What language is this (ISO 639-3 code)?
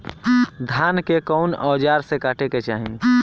bho